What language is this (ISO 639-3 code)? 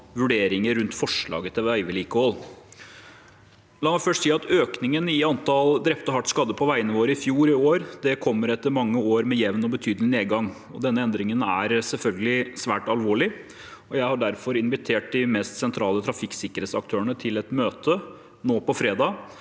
nor